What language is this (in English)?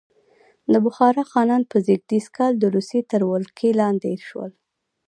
Pashto